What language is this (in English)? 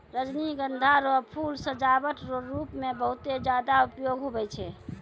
Maithili